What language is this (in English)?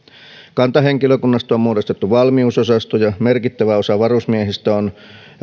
Finnish